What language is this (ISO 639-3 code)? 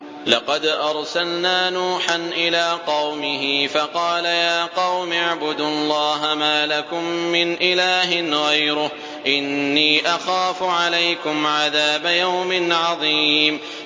ara